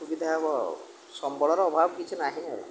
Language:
Odia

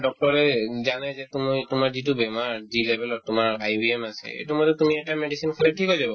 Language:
Assamese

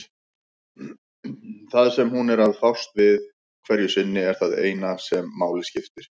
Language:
Icelandic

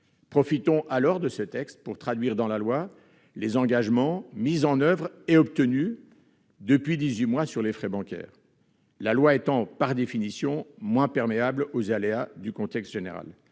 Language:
French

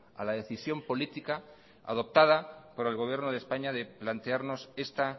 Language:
Spanish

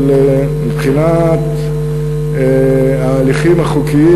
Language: Hebrew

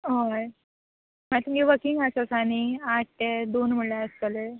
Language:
Konkani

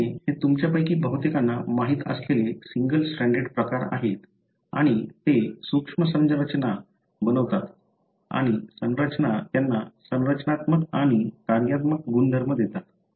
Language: Marathi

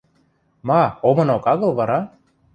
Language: Western Mari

